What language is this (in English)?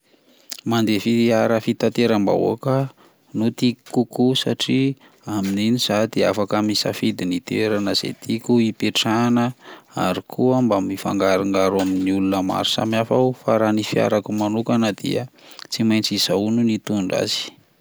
Malagasy